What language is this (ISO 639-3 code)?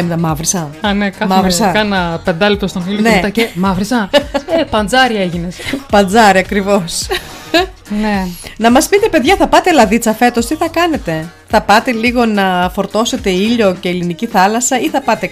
ell